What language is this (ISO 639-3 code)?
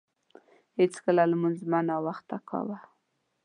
pus